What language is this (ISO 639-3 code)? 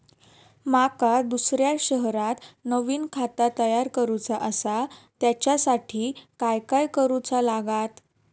mar